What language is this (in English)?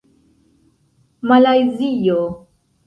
Esperanto